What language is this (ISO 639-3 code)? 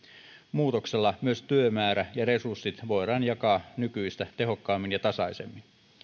fin